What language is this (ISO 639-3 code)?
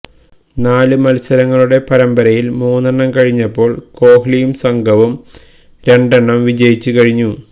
mal